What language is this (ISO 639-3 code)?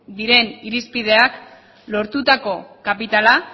eus